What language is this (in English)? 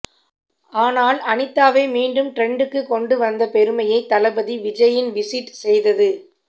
Tamil